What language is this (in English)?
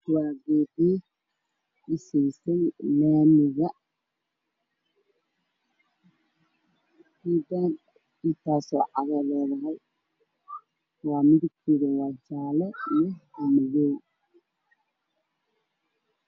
Somali